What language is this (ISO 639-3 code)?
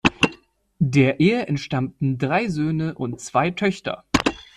deu